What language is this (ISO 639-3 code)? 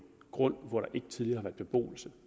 dan